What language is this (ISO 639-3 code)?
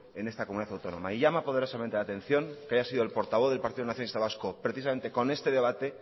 spa